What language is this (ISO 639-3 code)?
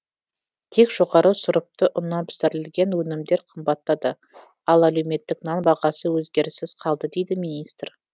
kaz